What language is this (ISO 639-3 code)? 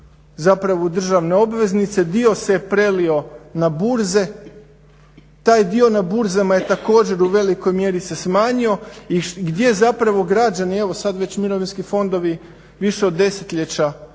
hrv